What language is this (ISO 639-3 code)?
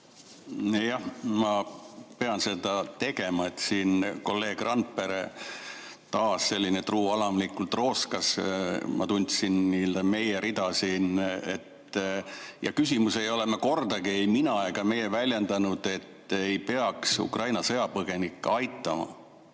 est